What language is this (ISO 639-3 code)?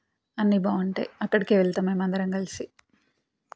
tel